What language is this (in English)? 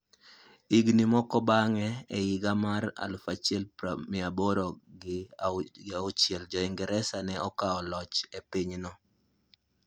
Luo (Kenya and Tanzania)